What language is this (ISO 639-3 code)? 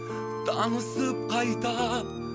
kaz